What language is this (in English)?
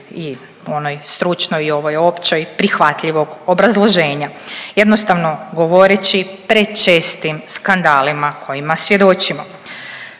Croatian